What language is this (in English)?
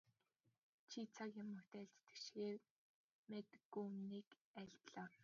Mongolian